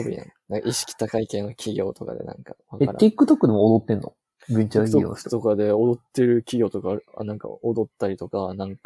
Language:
Japanese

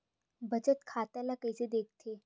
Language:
Chhattisgarhi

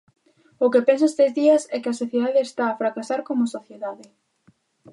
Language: Galician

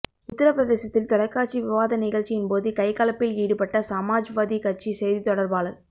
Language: Tamil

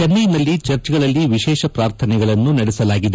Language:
Kannada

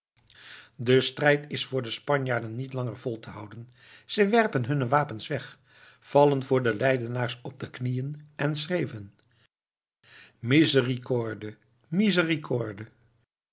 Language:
Dutch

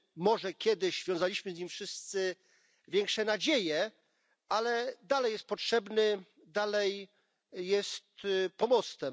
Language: Polish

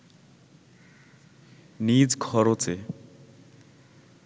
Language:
Bangla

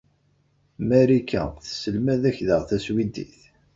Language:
Kabyle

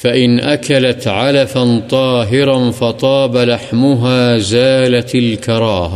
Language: Urdu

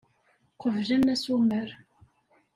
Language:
Kabyle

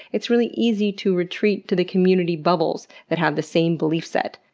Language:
English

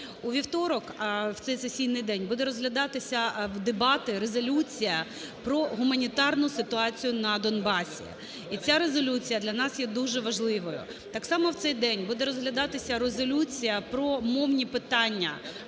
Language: Ukrainian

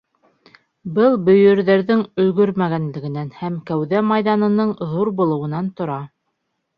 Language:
Bashkir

